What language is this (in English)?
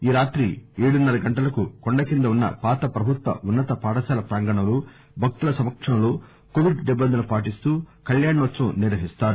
Telugu